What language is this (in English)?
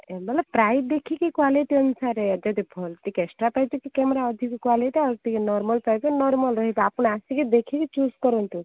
Odia